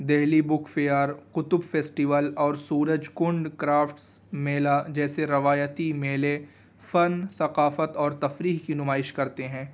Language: Urdu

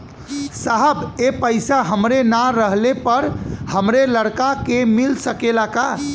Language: Bhojpuri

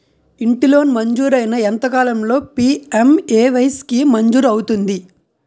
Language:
Telugu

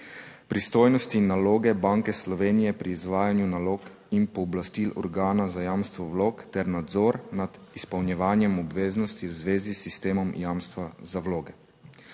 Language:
Slovenian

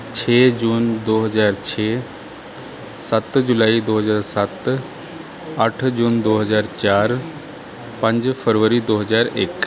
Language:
Punjabi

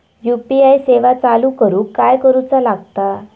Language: Marathi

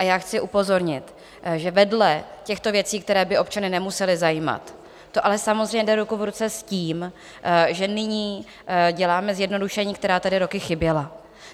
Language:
Czech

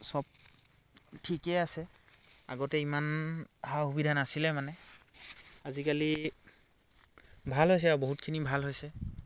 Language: Assamese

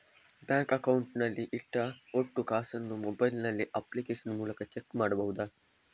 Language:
Kannada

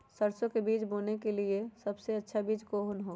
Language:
Magahi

